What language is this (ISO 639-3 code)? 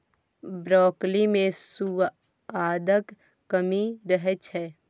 mai